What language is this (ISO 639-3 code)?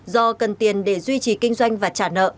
vie